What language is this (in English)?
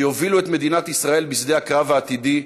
Hebrew